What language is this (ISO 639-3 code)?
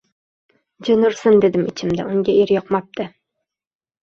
uzb